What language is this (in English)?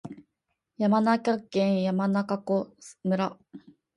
Japanese